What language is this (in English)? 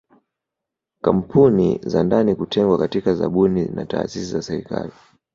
Swahili